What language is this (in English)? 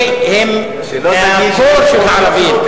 Hebrew